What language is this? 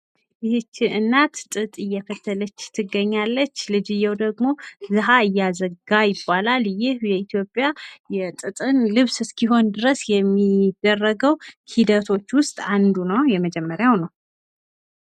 Amharic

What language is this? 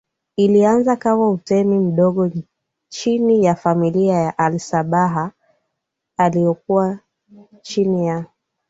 Swahili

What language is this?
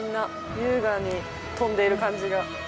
Japanese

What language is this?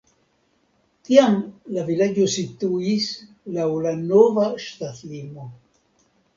Esperanto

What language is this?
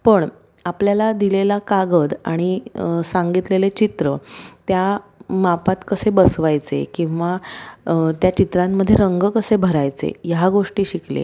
Marathi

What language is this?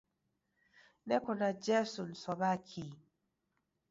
Taita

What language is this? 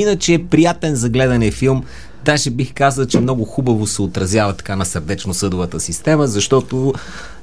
Bulgarian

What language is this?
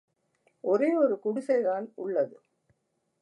Tamil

